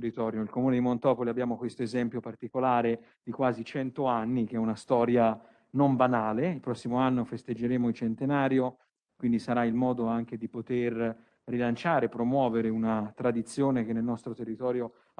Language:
Italian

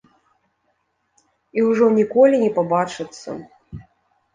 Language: Belarusian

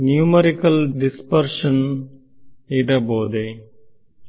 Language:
Kannada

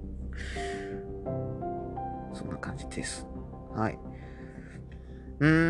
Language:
Japanese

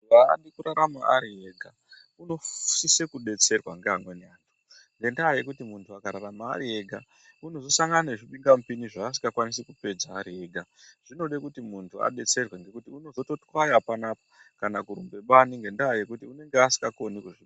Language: Ndau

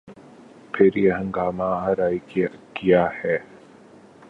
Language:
Urdu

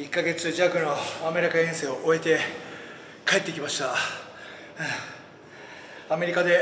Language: Japanese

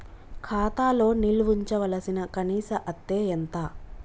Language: Telugu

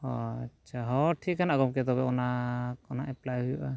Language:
Santali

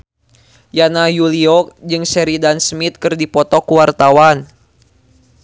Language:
Sundanese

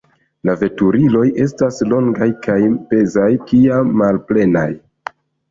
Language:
Esperanto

